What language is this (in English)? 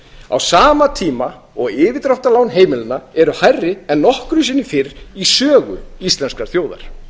Icelandic